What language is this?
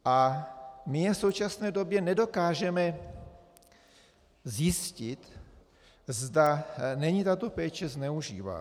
Czech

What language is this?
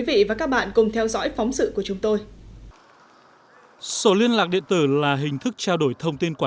Vietnamese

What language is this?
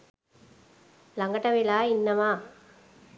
Sinhala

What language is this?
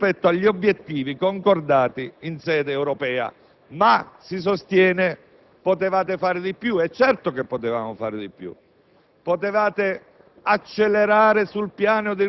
Italian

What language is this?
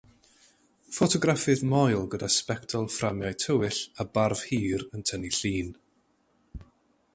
Welsh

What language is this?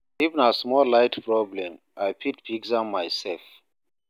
Nigerian Pidgin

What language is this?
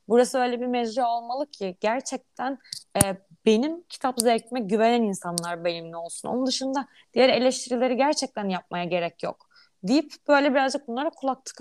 Turkish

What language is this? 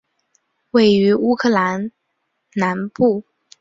Chinese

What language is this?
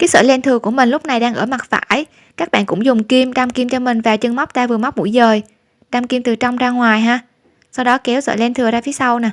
Vietnamese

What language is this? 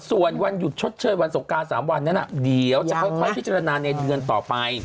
Thai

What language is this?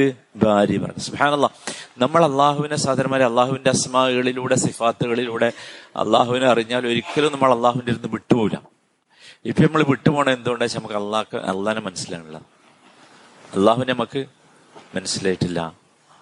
Malayalam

